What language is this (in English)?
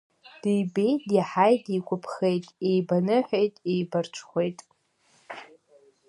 Abkhazian